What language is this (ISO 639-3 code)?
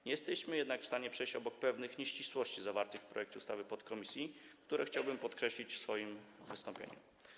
pol